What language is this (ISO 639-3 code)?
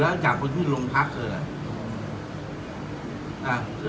tha